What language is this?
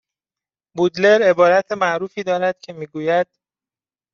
Persian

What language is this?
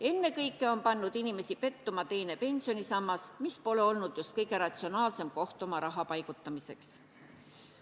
Estonian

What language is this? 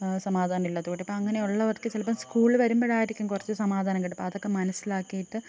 Malayalam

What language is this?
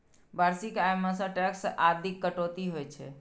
Maithili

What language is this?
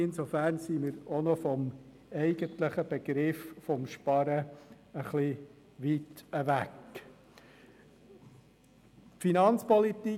Swiss German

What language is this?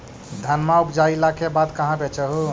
Magahi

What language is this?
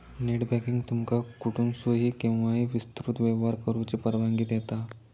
Marathi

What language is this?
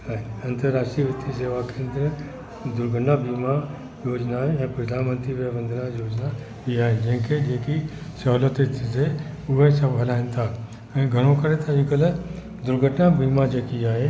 Sindhi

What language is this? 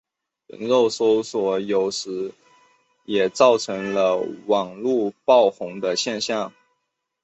Chinese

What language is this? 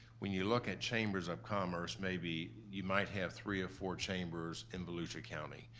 English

